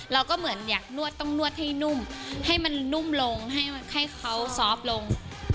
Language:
Thai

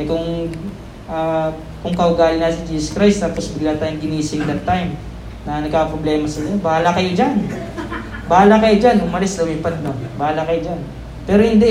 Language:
Filipino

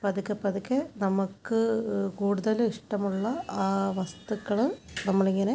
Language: Malayalam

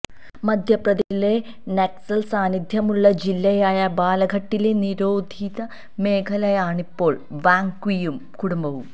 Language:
Malayalam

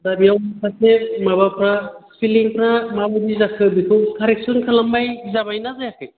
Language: Bodo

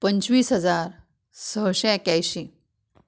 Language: Konkani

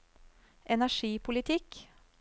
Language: Norwegian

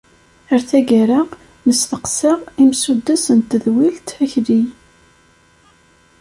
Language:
Kabyle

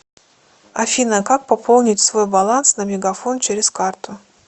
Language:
Russian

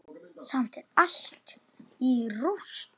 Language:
Icelandic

